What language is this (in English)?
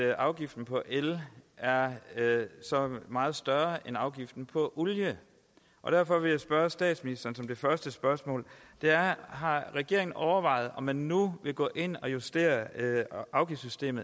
Danish